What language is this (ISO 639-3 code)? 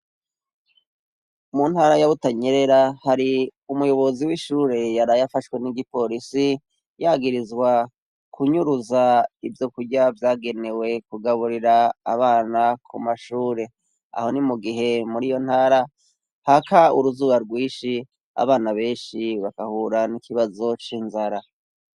run